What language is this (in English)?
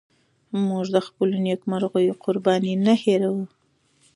Pashto